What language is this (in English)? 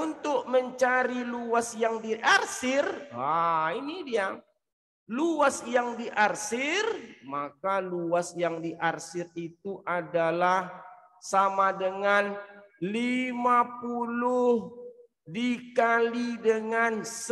Indonesian